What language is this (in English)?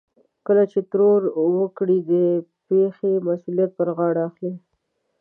Pashto